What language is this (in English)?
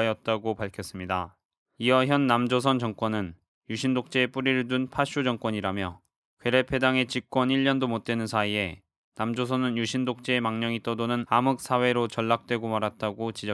Korean